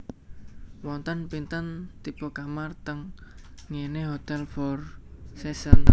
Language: Javanese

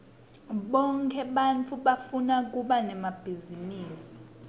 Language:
Swati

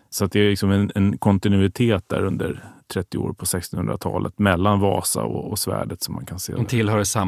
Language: Swedish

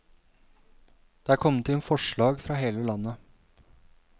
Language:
Norwegian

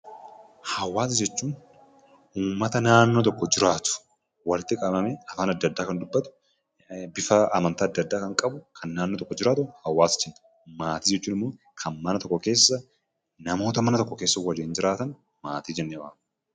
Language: Oromo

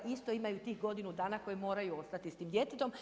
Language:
Croatian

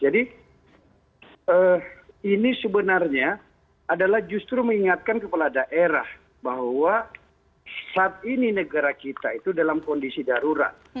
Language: Indonesian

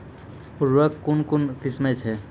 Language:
Maithili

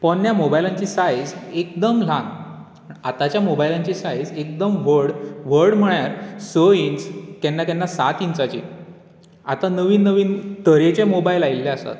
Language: Konkani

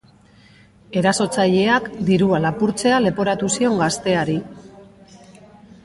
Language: Basque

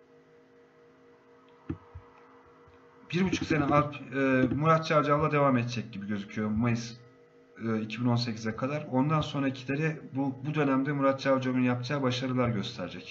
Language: Turkish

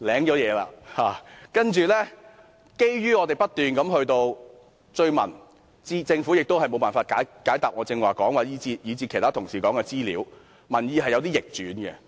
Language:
Cantonese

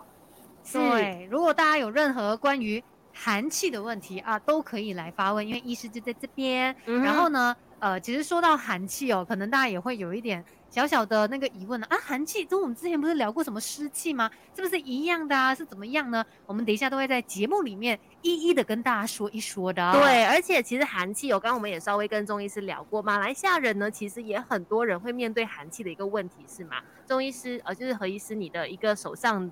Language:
Chinese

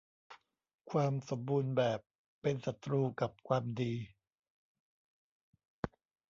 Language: Thai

